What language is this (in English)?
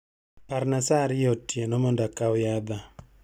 Luo (Kenya and Tanzania)